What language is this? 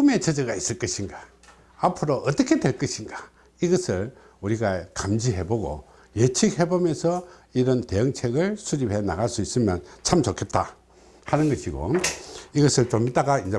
Korean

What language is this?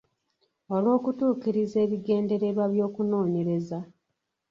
Ganda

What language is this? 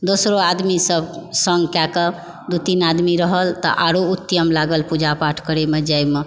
Maithili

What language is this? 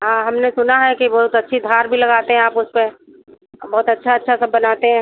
Hindi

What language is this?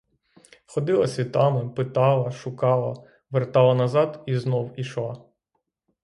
Ukrainian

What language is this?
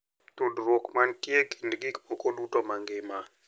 Luo (Kenya and Tanzania)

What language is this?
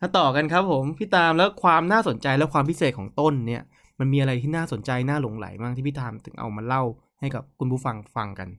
Thai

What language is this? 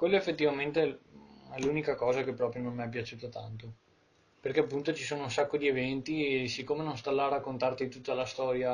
Italian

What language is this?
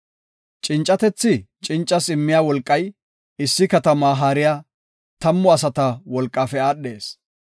Gofa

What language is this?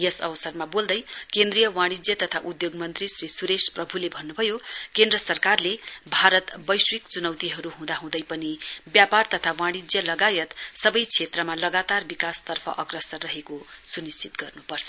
Nepali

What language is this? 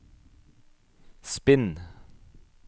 Norwegian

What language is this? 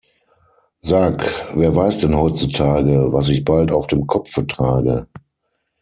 German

